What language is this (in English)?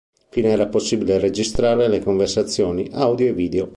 Italian